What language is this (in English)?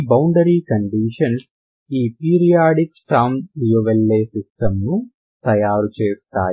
Telugu